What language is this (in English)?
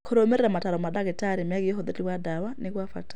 Kikuyu